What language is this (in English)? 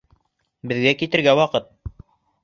Bashkir